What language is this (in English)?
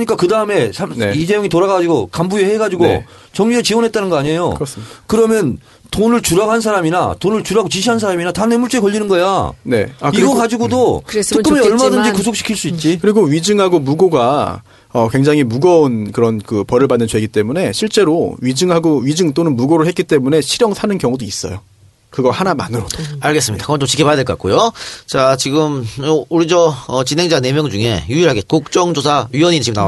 Korean